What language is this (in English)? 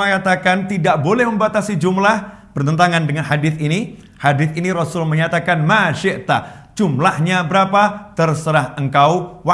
Indonesian